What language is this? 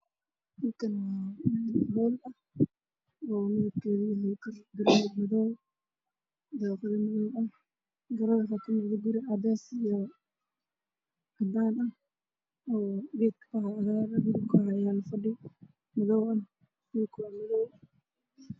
Somali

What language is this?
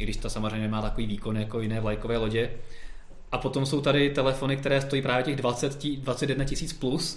Czech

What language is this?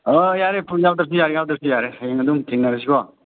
Manipuri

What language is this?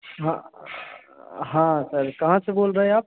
Hindi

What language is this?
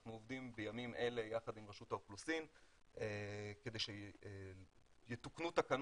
Hebrew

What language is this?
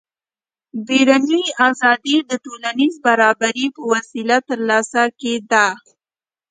Pashto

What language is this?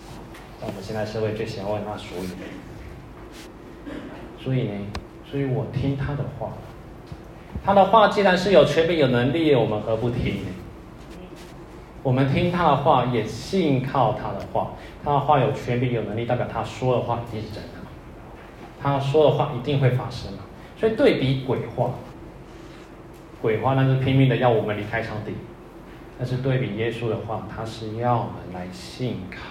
Chinese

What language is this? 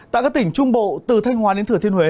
Vietnamese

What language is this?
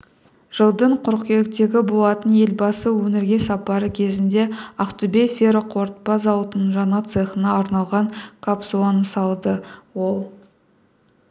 Kazakh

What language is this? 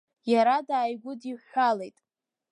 Abkhazian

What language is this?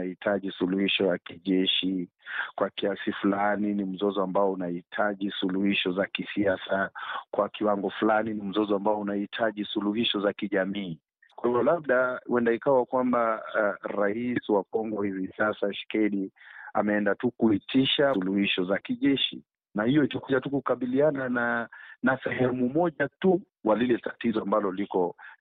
Swahili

